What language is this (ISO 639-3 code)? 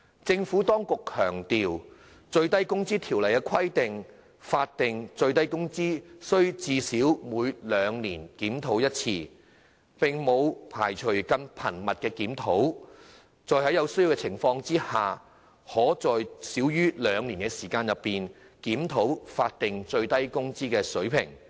yue